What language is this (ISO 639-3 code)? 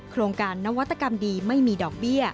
tha